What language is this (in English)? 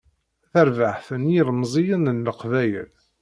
Kabyle